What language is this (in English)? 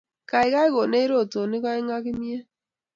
Kalenjin